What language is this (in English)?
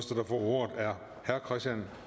Danish